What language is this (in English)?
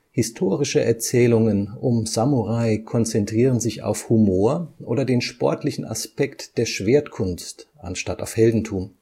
German